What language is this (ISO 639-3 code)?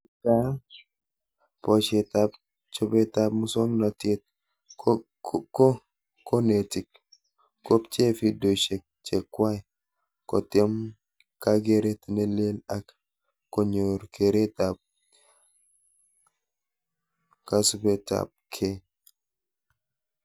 kln